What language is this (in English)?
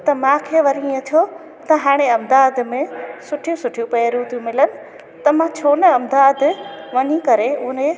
Sindhi